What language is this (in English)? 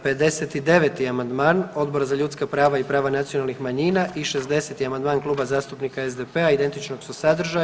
Croatian